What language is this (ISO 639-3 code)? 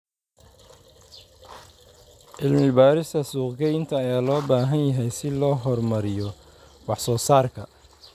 som